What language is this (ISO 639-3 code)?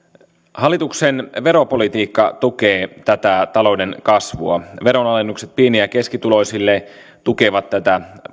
fin